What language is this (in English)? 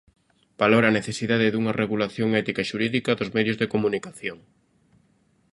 Galician